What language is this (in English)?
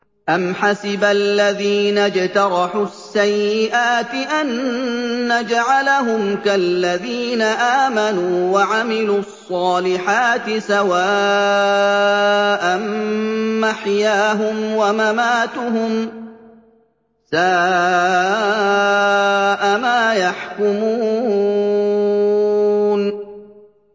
Arabic